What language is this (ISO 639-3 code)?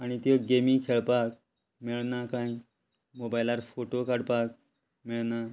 kok